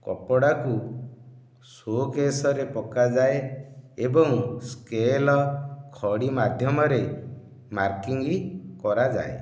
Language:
Odia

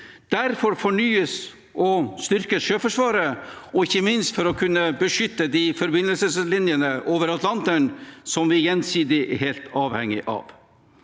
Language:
Norwegian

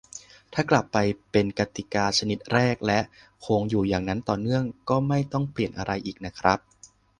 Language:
Thai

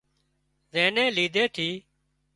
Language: Wadiyara Koli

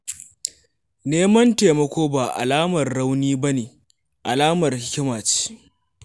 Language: Hausa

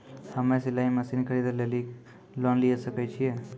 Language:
Maithili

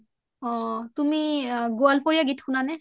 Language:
Assamese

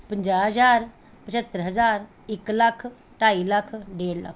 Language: Punjabi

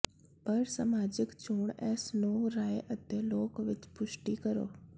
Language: Punjabi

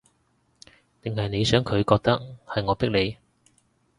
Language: Cantonese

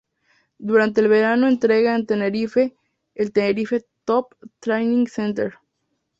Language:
Spanish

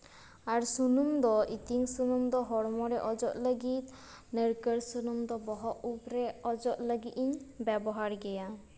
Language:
Santali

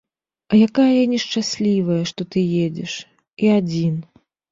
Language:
Belarusian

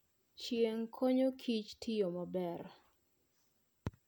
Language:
Luo (Kenya and Tanzania)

